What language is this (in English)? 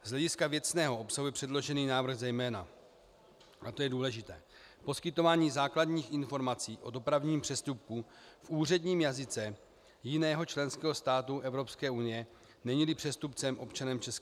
Czech